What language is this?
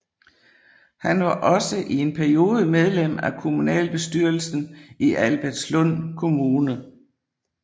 Danish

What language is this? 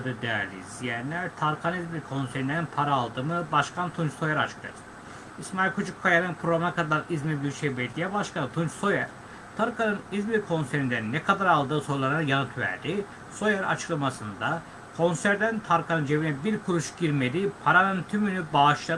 Turkish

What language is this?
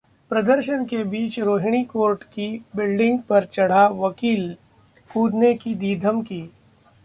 Hindi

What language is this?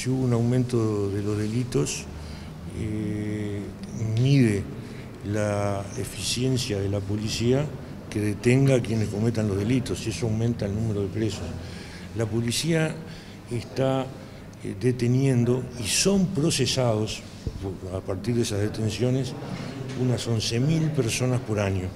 Spanish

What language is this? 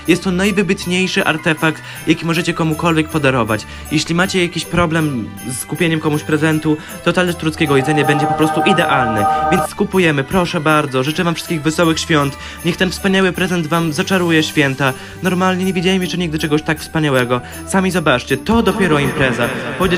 Polish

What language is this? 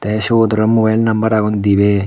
Chakma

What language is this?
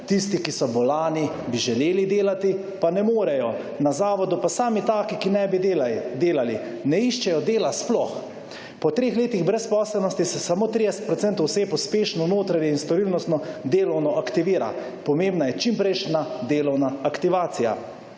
Slovenian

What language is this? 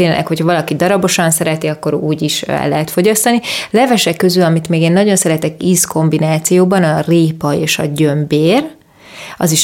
Hungarian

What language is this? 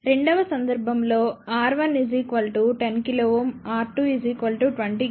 Telugu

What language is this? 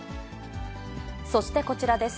Japanese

